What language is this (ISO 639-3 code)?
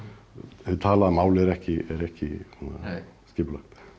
isl